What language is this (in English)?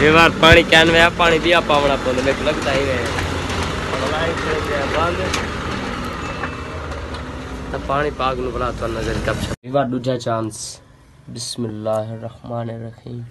Hindi